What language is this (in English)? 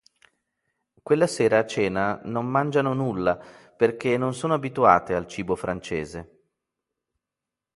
Italian